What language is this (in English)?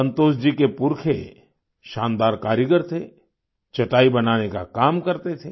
Hindi